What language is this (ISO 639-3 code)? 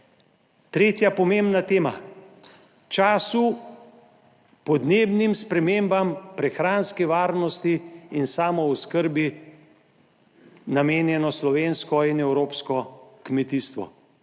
slv